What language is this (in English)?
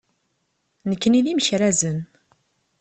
Kabyle